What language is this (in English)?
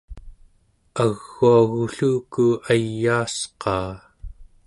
Central Yupik